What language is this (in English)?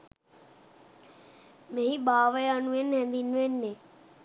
Sinhala